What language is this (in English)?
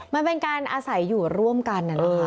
Thai